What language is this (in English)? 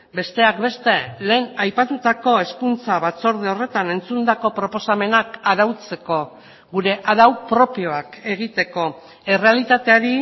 Basque